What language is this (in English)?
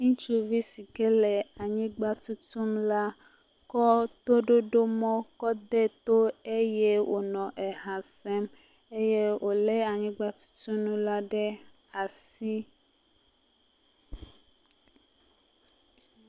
Ewe